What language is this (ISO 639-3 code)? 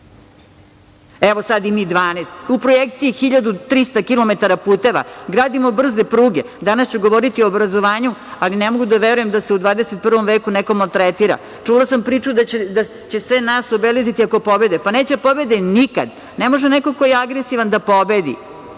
srp